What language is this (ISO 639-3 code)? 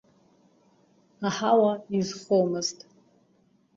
abk